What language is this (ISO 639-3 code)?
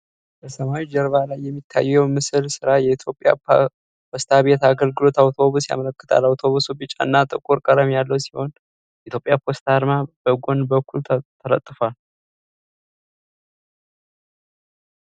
amh